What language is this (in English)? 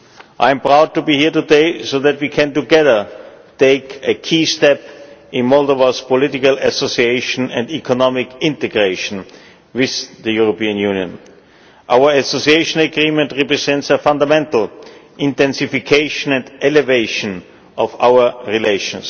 English